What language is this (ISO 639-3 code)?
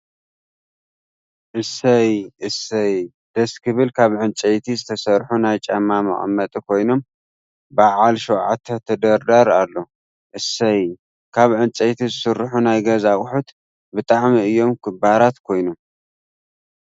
tir